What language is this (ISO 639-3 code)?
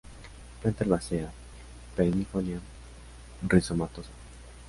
spa